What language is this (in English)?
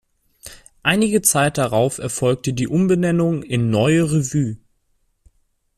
German